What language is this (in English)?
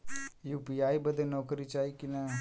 Bhojpuri